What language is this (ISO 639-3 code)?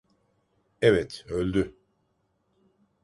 tur